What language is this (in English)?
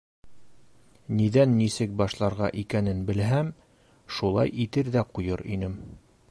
Bashkir